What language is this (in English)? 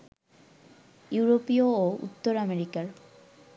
Bangla